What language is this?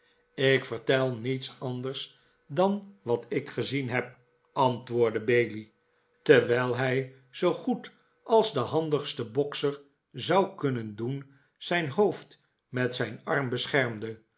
Dutch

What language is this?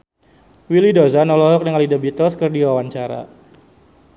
Sundanese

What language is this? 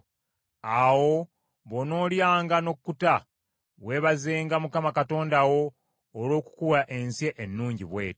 Ganda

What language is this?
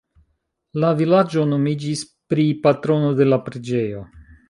Esperanto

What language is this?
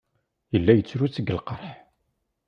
Kabyle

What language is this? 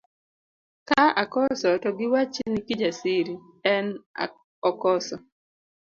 Luo (Kenya and Tanzania)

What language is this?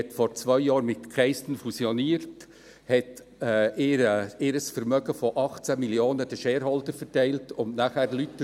Swiss German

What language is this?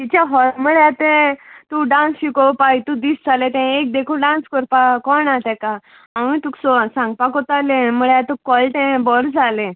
Konkani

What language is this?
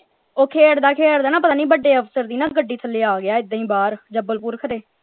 Punjabi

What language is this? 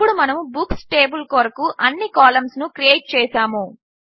Telugu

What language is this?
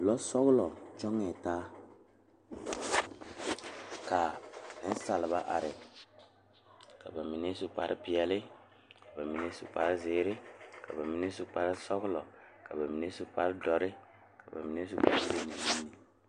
Southern Dagaare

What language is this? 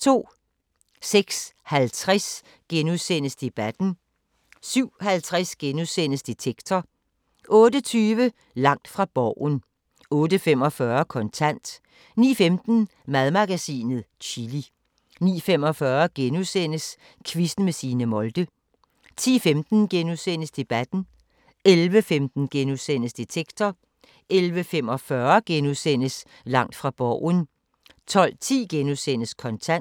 Danish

